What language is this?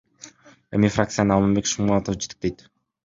Kyrgyz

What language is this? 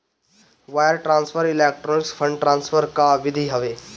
Bhojpuri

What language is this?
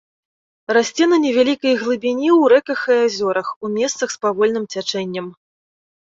Belarusian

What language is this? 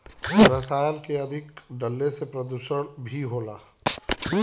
Bhojpuri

